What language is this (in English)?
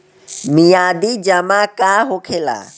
Bhojpuri